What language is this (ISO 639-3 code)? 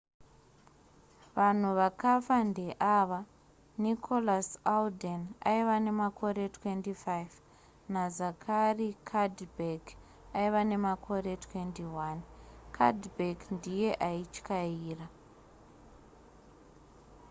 sna